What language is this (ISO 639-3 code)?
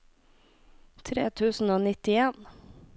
nor